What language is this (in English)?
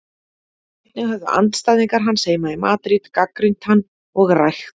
Icelandic